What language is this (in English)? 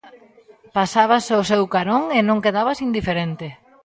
Galician